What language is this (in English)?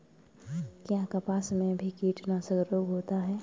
Hindi